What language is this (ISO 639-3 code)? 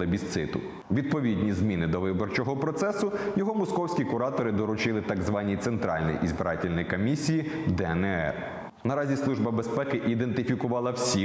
ukr